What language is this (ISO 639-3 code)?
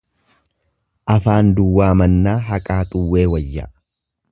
orm